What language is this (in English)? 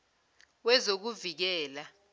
Zulu